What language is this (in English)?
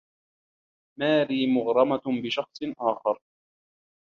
Arabic